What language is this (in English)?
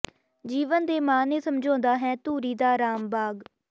Punjabi